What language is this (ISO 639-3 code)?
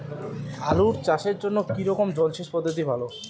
ben